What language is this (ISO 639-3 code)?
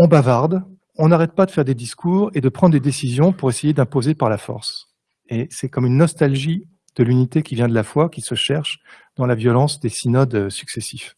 fra